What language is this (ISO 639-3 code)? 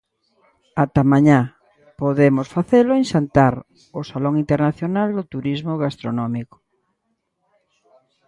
glg